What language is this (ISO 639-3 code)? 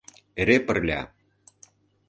chm